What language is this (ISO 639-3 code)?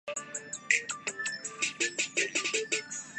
urd